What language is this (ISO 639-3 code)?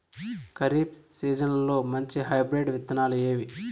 tel